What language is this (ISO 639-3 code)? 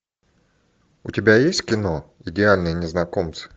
rus